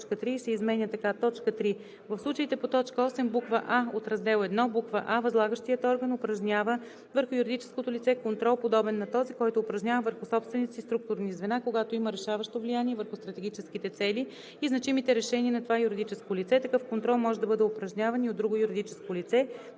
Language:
Bulgarian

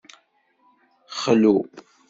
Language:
Kabyle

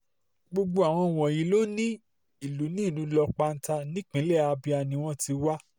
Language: Yoruba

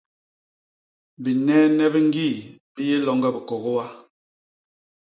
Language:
Basaa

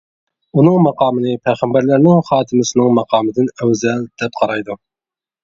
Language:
Uyghur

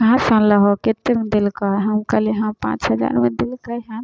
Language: Maithili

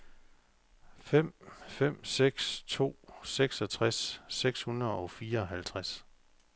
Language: Danish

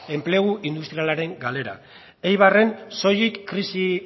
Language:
Basque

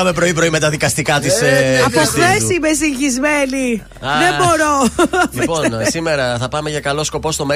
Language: Greek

